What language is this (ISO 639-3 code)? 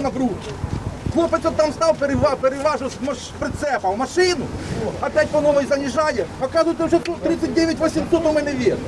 ukr